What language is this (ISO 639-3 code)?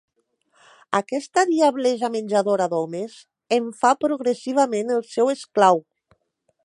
cat